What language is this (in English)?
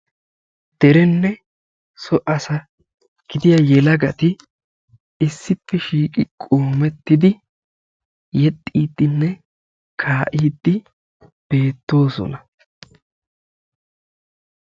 Wolaytta